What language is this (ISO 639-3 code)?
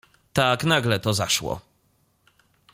pol